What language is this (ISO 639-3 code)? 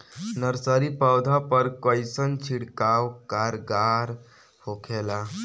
bho